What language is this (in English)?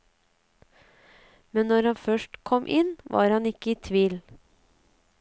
Norwegian